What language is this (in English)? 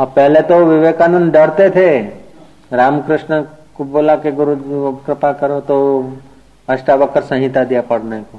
Hindi